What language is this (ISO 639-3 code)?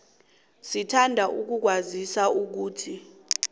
nbl